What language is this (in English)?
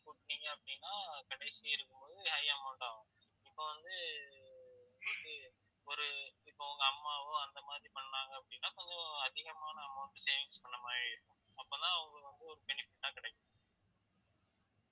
Tamil